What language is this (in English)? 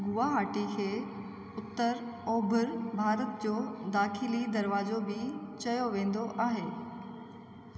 Sindhi